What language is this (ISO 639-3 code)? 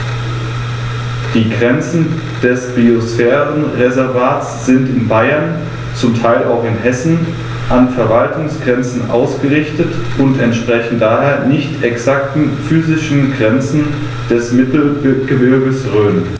deu